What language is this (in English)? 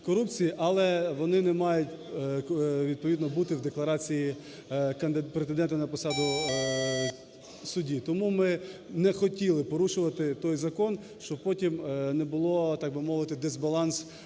Ukrainian